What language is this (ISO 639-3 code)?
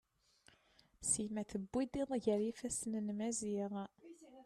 kab